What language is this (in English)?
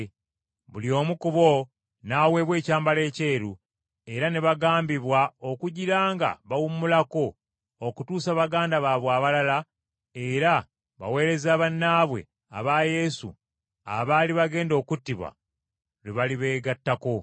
Ganda